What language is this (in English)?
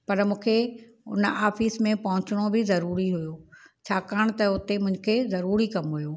Sindhi